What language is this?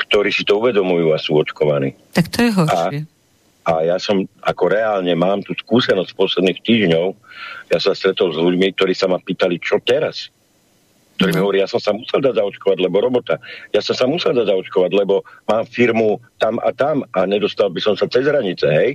Slovak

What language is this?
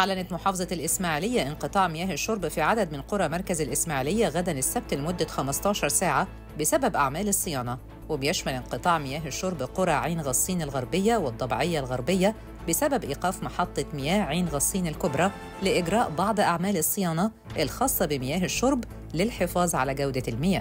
Arabic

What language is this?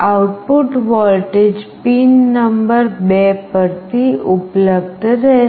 Gujarati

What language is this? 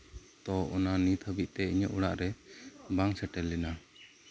Santali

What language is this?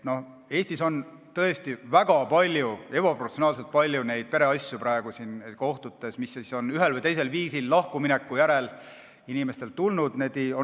Estonian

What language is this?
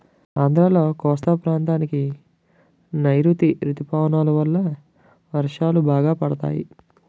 Telugu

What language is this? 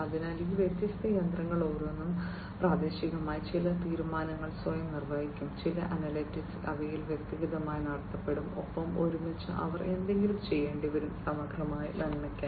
Malayalam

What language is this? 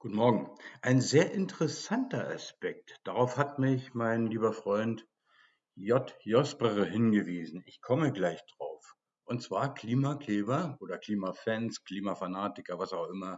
German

